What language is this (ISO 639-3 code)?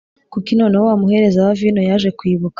kin